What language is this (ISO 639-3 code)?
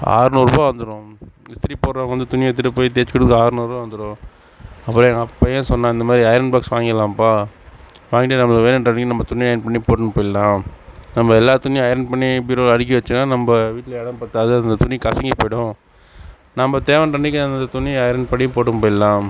tam